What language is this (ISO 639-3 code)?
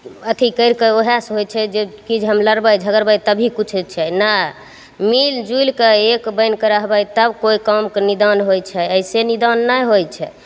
mai